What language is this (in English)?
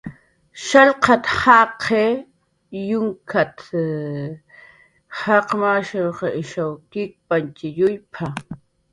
Jaqaru